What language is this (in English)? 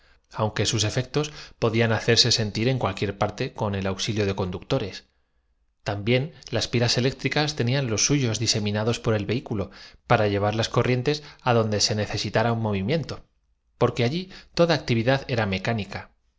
Spanish